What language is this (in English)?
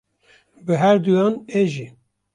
Kurdish